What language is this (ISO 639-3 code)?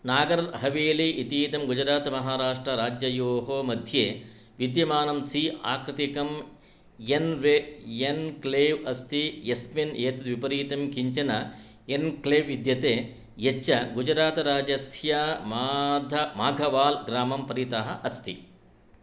san